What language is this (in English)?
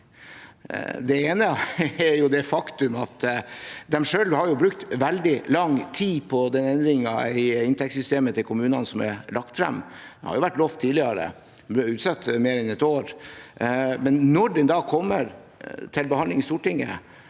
Norwegian